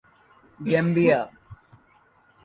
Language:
Urdu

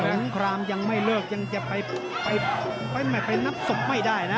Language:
Thai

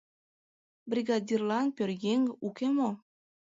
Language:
Mari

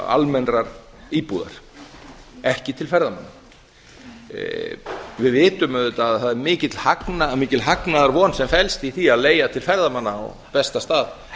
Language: Icelandic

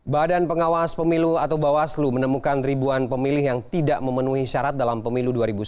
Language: Indonesian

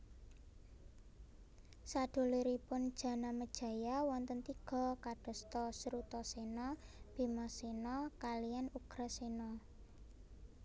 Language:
Javanese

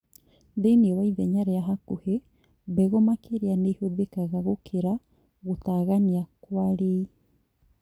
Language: Kikuyu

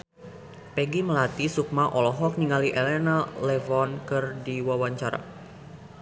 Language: Sundanese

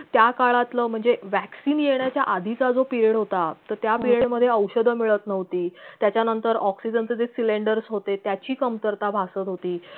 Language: Marathi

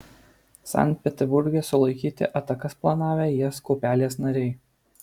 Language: Lithuanian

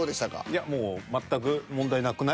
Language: Japanese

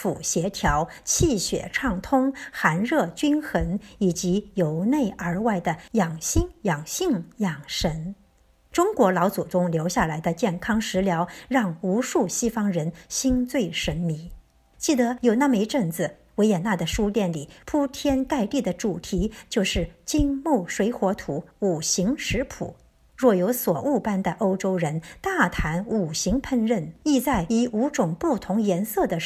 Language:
Chinese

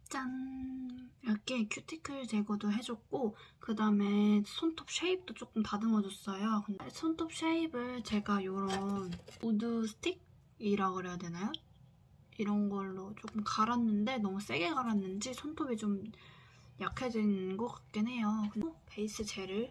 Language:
Korean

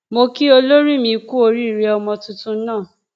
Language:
Yoruba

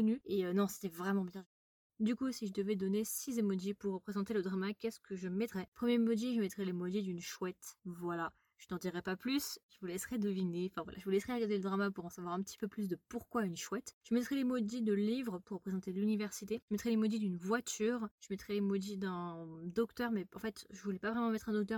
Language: French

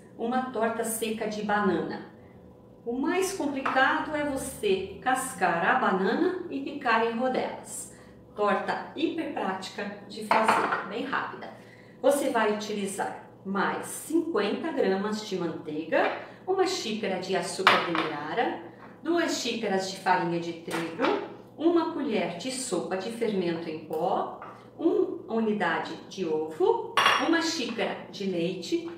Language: Portuguese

